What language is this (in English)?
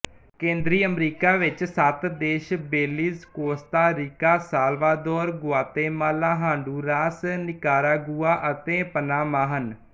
Punjabi